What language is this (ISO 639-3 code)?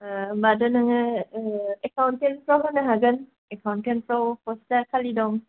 brx